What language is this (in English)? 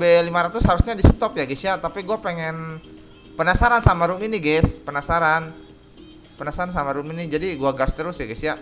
Indonesian